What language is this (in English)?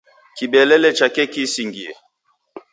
Taita